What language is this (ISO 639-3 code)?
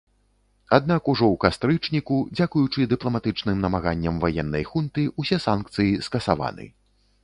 bel